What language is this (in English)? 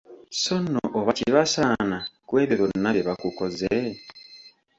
Ganda